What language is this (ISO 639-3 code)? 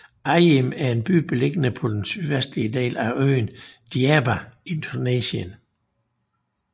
dan